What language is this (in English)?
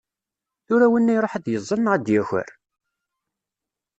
Kabyle